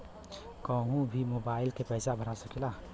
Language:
Bhojpuri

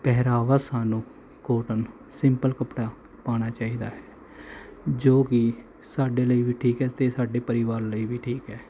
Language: Punjabi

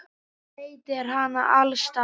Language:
Icelandic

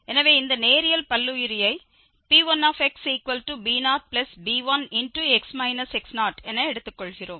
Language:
Tamil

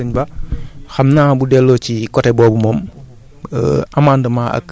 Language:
Wolof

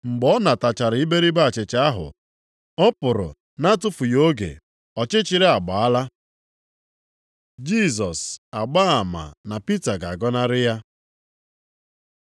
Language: Igbo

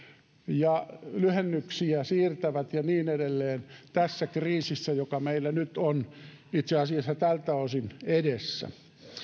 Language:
Finnish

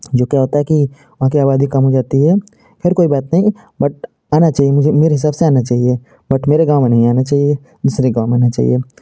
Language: Hindi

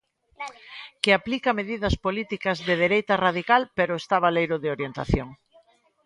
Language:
Galician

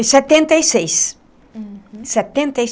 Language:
Portuguese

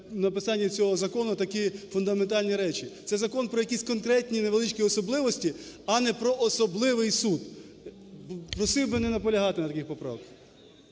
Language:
Ukrainian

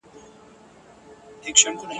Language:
Pashto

